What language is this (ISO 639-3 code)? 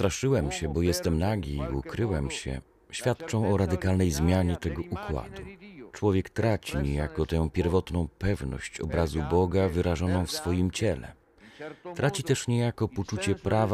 pol